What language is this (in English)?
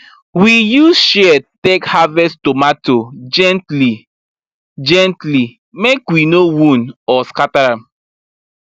Nigerian Pidgin